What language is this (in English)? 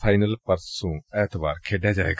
Punjabi